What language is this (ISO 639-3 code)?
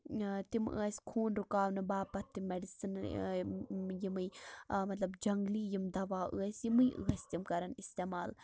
kas